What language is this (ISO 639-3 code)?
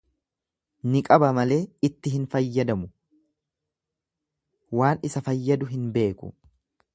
orm